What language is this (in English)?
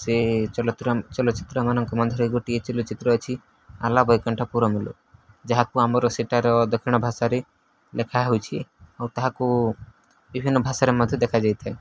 Odia